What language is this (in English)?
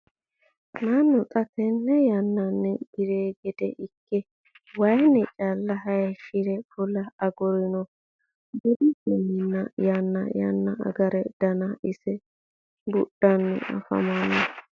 Sidamo